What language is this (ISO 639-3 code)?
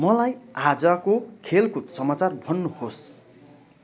nep